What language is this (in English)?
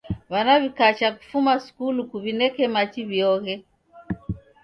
Taita